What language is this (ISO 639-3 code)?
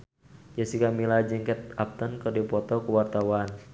sun